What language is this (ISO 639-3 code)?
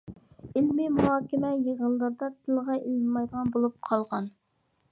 uig